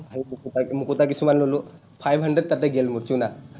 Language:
Assamese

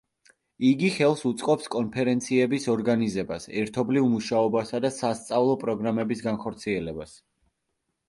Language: Georgian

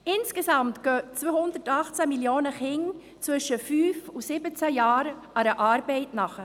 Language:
Swiss German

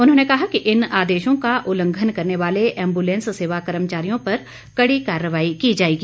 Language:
Hindi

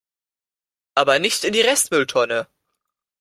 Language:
German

